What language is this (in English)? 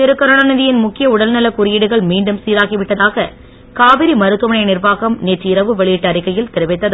Tamil